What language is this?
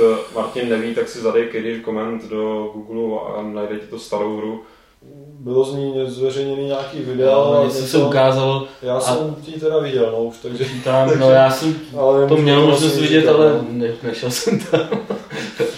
Czech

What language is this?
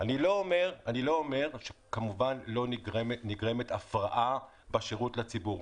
Hebrew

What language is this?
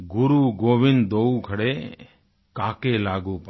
Hindi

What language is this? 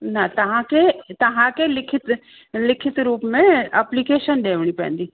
Sindhi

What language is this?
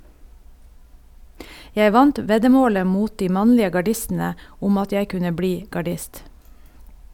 Norwegian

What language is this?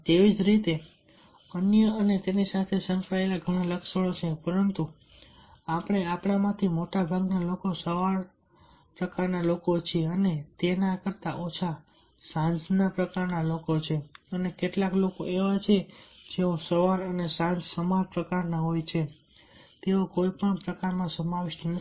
Gujarati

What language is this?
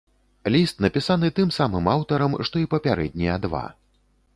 Belarusian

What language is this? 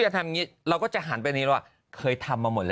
Thai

